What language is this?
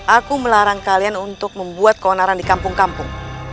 Indonesian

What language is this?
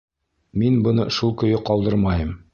Bashkir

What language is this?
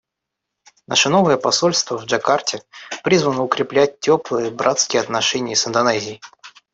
Russian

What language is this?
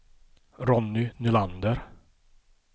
Swedish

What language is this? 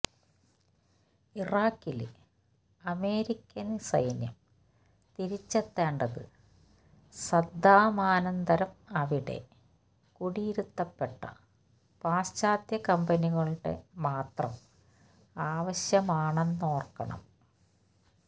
Malayalam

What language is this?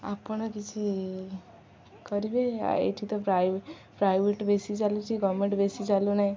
Odia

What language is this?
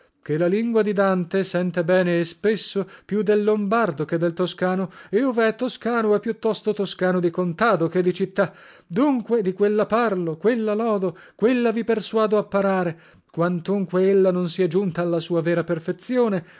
Italian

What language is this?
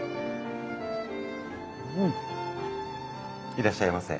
Japanese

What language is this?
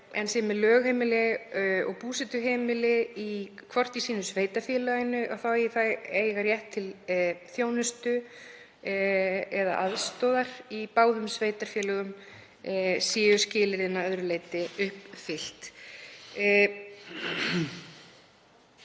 Icelandic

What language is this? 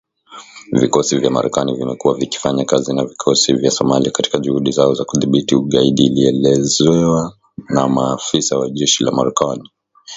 Swahili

